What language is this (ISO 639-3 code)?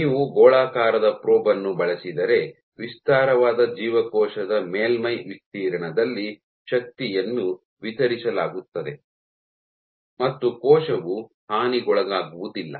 kan